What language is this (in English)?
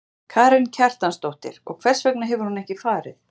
Icelandic